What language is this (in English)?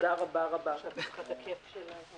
Hebrew